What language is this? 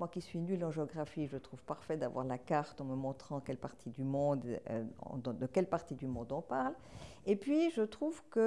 French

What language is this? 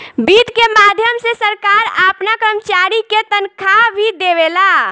Bhojpuri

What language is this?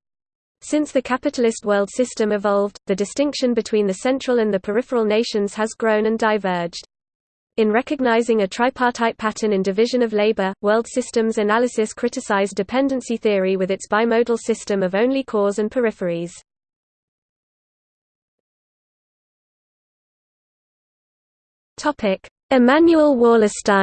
English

